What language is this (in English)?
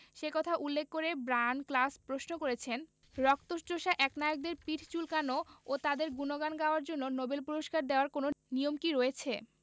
Bangla